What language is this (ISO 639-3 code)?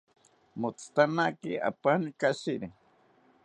cpy